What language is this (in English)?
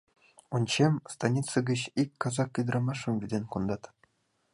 Mari